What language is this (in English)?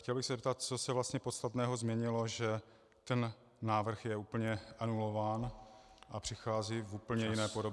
Czech